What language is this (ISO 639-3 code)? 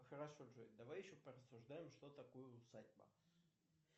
rus